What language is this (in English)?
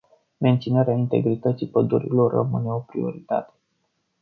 Romanian